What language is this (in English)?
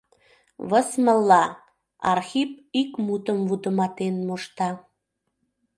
Mari